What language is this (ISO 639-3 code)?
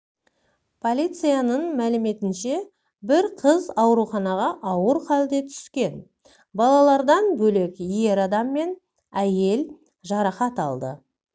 kaz